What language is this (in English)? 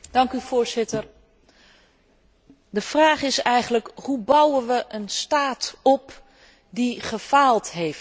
Dutch